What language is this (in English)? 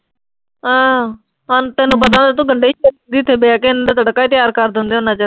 Punjabi